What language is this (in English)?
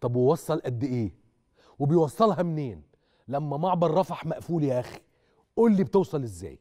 Arabic